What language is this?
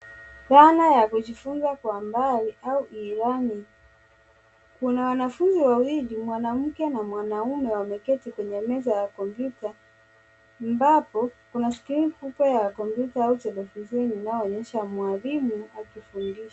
Swahili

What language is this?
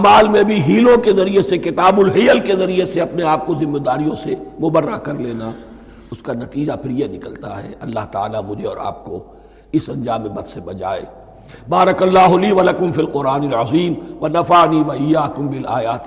Urdu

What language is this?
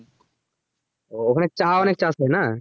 Bangla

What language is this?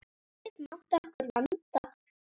Icelandic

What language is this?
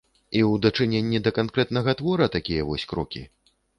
Belarusian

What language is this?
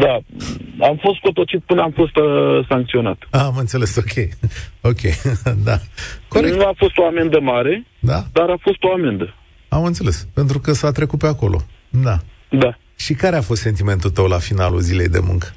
Romanian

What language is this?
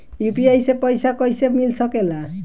Bhojpuri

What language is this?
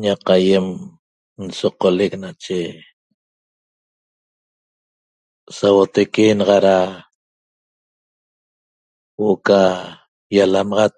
Toba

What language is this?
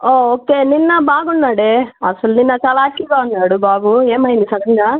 Telugu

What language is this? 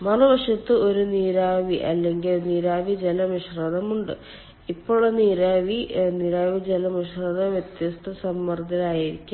Malayalam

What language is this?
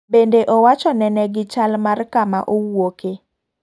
Luo (Kenya and Tanzania)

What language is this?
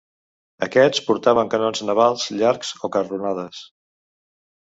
Catalan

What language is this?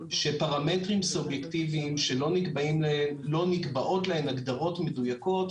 Hebrew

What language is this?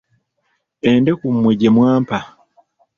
Ganda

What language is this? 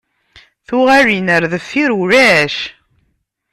Kabyle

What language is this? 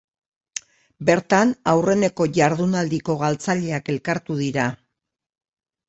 Basque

